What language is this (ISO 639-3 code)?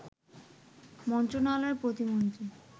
ben